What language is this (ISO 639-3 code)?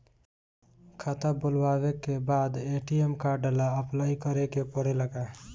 bho